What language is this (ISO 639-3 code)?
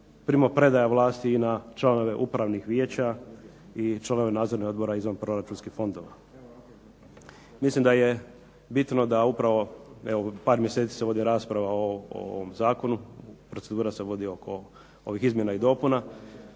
hrv